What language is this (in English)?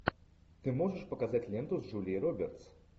Russian